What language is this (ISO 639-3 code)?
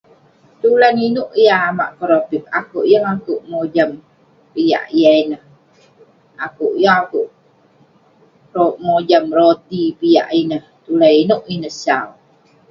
pne